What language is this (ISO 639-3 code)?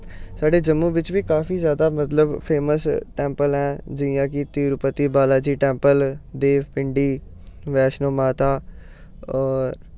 doi